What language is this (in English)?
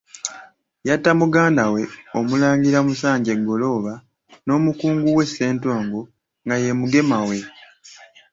Ganda